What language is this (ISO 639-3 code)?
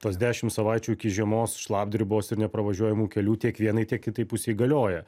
lit